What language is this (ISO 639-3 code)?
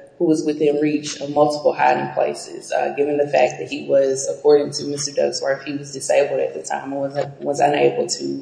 eng